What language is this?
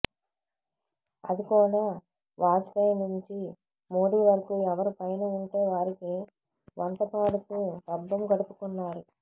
Telugu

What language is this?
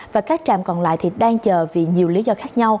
Vietnamese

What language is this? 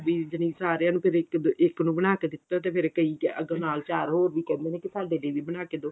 Punjabi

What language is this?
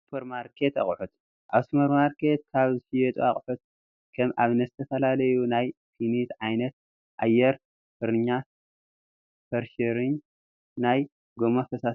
Tigrinya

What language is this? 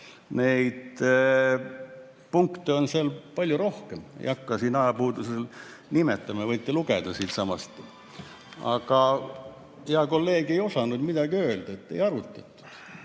Estonian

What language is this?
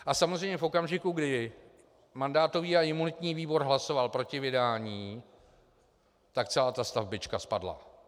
Czech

